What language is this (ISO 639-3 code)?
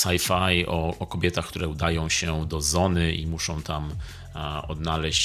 pol